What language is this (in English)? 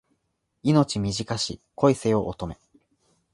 Japanese